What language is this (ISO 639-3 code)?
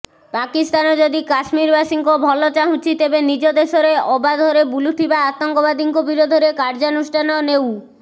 ori